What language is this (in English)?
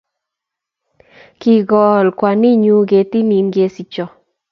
Kalenjin